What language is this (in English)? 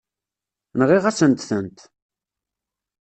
Kabyle